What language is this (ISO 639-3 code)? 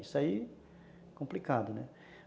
por